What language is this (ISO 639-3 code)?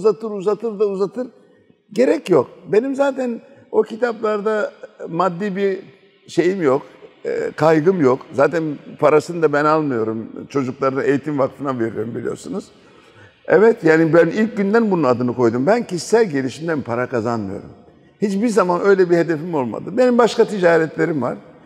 tur